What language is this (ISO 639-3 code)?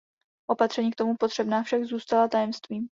ces